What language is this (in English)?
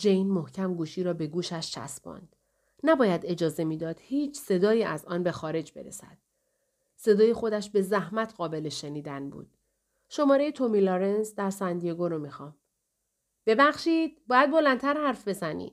Persian